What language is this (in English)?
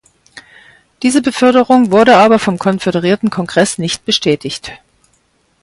German